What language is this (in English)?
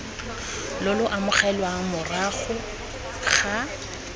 Tswana